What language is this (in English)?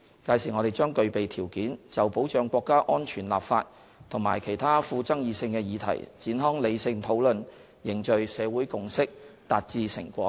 Cantonese